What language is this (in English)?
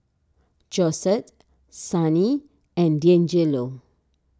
English